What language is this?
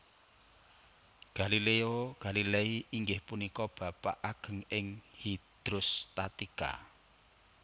Javanese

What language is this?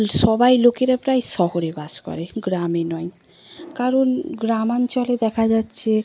Bangla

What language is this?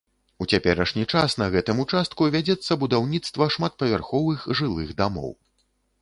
Belarusian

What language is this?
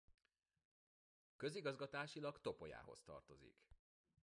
Hungarian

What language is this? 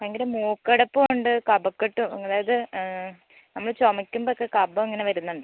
Malayalam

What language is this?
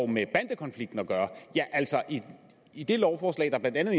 Danish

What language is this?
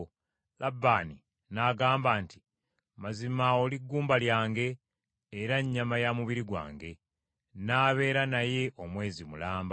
Ganda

